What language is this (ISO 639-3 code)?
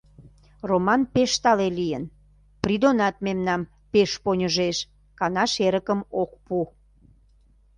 chm